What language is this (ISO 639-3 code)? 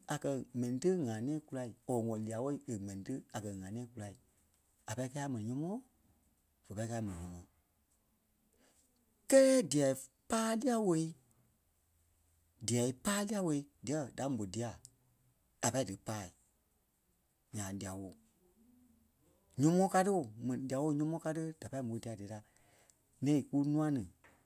kpe